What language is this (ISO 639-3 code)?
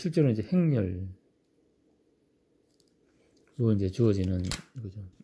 kor